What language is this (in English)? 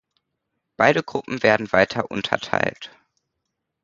German